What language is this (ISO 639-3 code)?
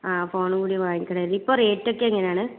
mal